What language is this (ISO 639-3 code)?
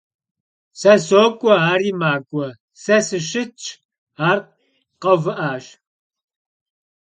kbd